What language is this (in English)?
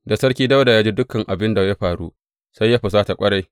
Hausa